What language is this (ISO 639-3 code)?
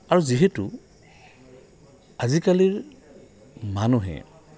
asm